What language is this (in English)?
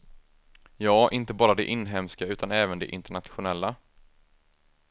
Swedish